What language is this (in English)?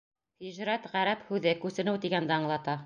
Bashkir